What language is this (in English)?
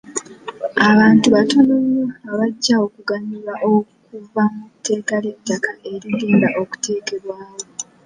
Ganda